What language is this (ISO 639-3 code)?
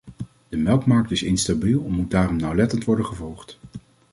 nld